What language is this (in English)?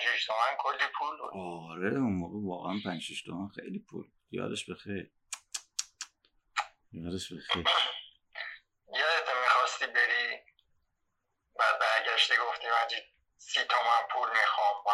Persian